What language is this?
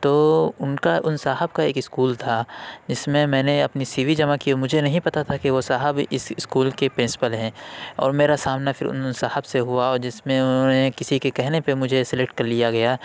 Urdu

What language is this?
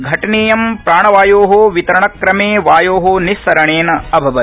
Sanskrit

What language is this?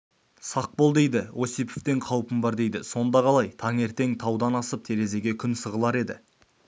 Kazakh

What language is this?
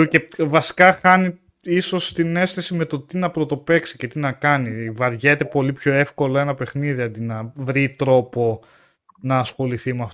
Greek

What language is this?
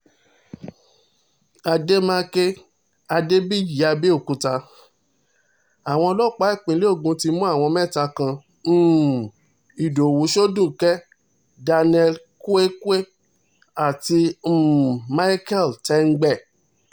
Yoruba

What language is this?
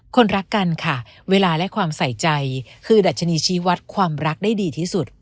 Thai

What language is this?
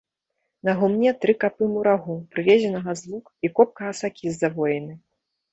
Belarusian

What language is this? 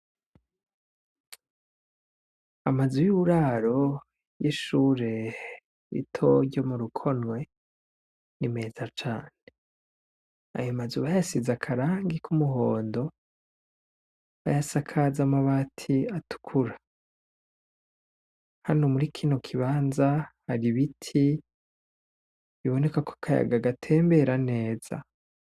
Rundi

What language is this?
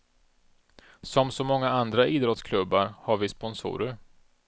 Swedish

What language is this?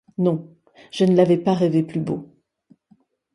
French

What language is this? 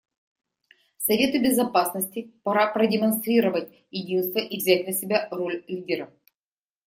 Russian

